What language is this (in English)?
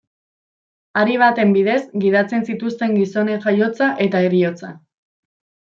Basque